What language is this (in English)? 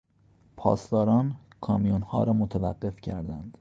Persian